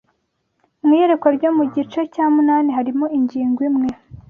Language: Kinyarwanda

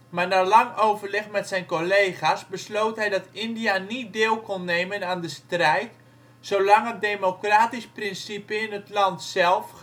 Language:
Dutch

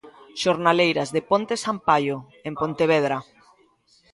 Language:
Galician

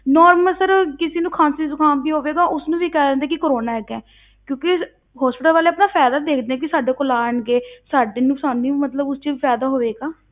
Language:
Punjabi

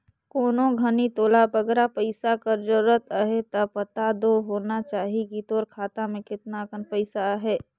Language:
Chhattisgarhi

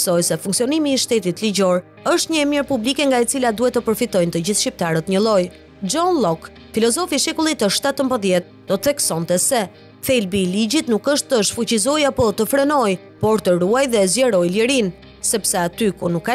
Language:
Romanian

